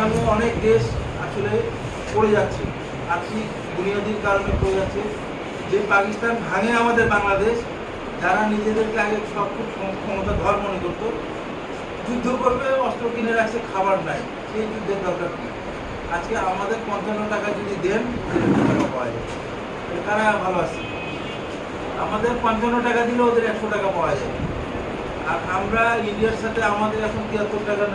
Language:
English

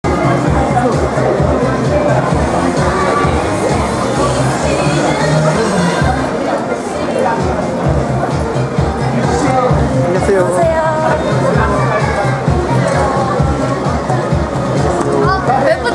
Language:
Korean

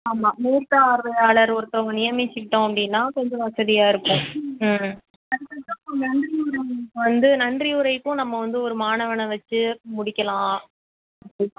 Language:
Tamil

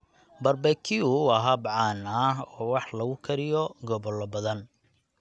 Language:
Somali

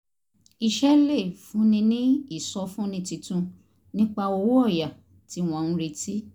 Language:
Yoruba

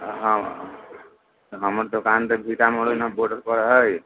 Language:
Maithili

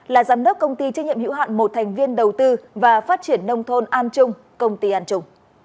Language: Vietnamese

